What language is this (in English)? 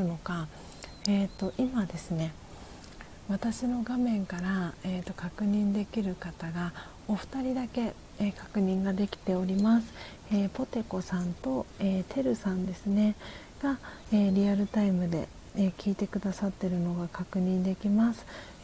Japanese